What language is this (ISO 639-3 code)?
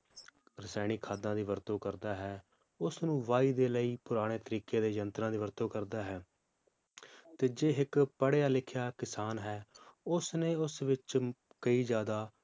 pan